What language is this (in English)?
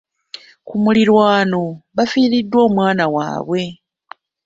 Ganda